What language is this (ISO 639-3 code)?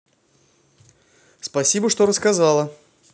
rus